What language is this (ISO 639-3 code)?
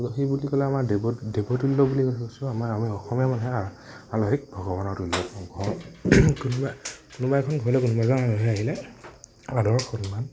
asm